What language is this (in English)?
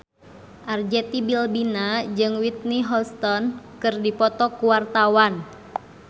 Sundanese